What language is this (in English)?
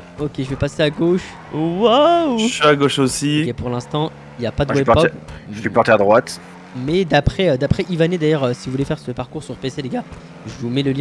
French